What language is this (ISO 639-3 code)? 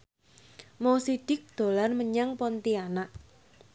jav